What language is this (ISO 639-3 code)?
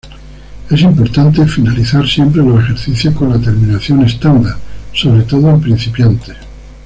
spa